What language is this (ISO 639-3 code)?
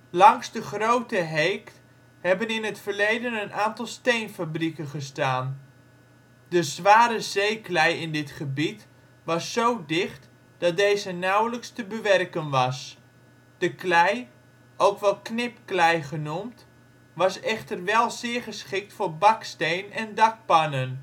nld